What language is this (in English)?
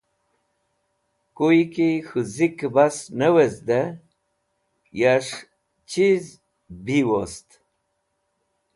Wakhi